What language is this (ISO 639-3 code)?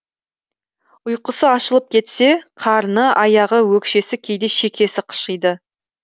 kaz